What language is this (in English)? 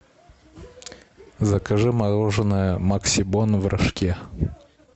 Russian